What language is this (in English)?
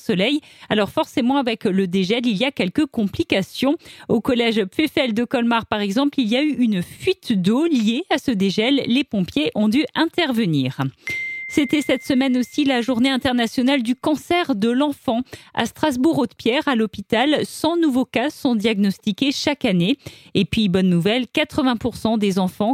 French